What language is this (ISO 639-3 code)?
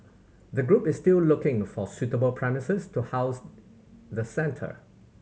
eng